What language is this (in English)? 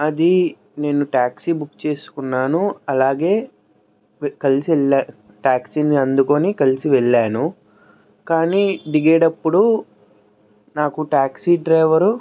Telugu